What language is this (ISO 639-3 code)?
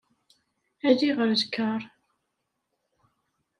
kab